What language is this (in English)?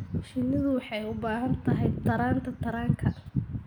Somali